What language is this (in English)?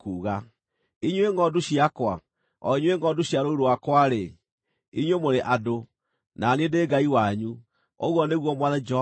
Kikuyu